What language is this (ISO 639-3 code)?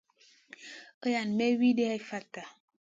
mcn